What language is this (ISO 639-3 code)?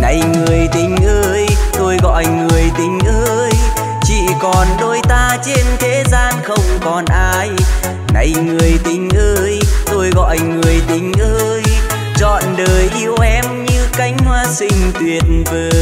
vie